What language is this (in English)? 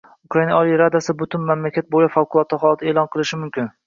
Uzbek